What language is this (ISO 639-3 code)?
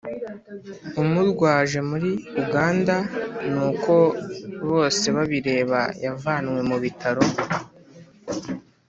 kin